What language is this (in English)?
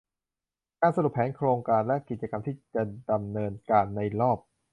Thai